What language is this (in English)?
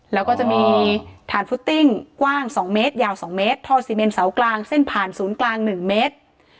Thai